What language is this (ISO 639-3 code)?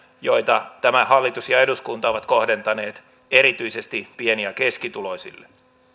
fin